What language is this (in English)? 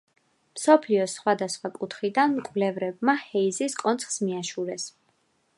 Georgian